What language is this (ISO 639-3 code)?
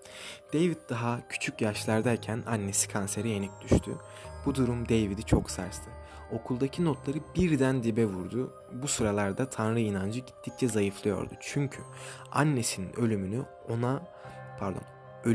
tur